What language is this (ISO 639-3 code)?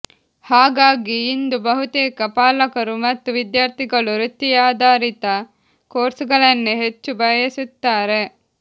kan